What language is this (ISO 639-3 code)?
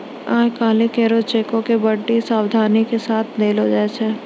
mai